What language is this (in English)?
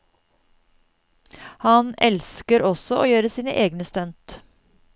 Norwegian